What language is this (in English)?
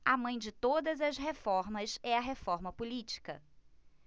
Portuguese